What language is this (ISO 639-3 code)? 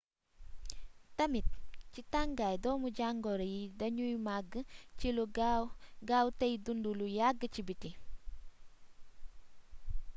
wol